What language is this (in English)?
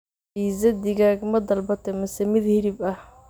Somali